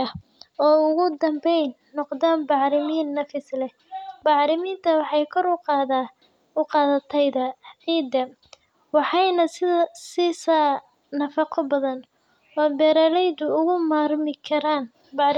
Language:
Somali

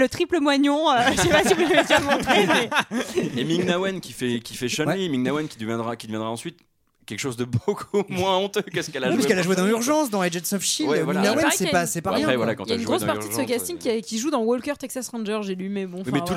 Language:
French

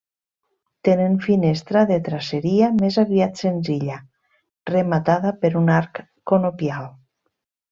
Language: Catalan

